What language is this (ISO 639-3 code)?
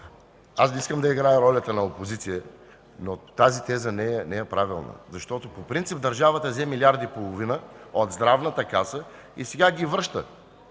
bul